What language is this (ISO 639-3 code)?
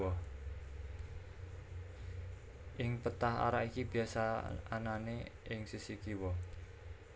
jav